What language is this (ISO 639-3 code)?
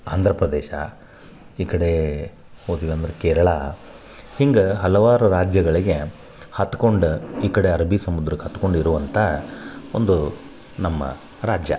kan